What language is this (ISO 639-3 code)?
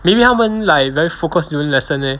eng